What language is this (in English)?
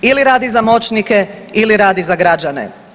Croatian